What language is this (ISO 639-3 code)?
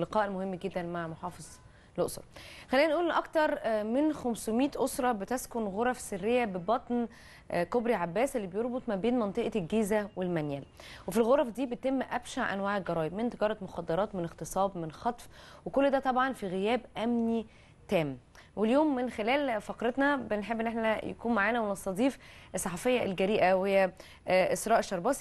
ara